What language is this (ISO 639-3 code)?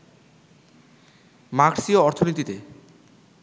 ben